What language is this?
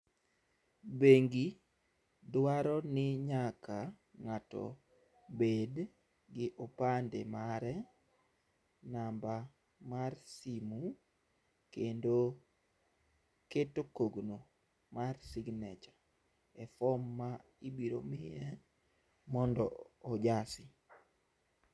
Luo (Kenya and Tanzania)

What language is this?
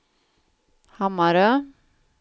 Swedish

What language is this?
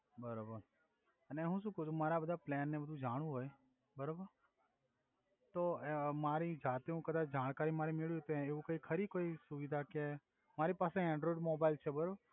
Gujarati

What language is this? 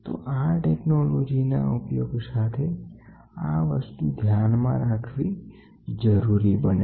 Gujarati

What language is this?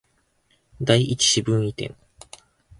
Japanese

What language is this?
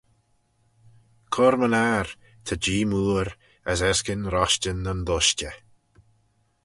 Manx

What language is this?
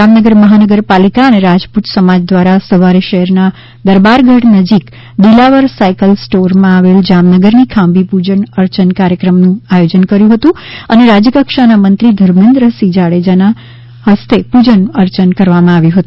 Gujarati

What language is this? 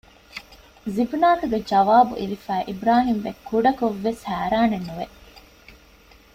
Divehi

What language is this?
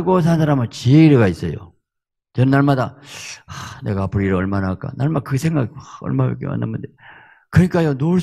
Korean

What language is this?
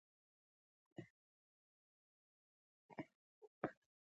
Pashto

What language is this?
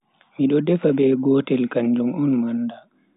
Bagirmi Fulfulde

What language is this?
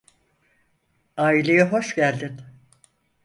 Turkish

